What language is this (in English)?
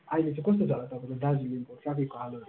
Nepali